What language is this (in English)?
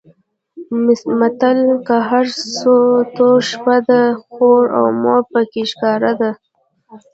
Pashto